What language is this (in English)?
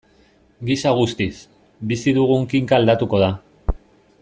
Basque